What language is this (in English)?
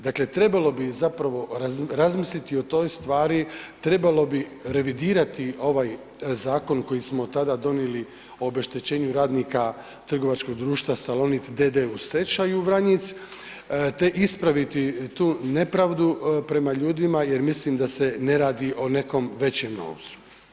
Croatian